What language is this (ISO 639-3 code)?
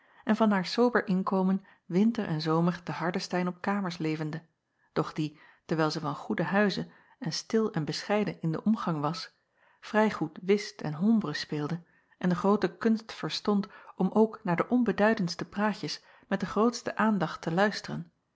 nld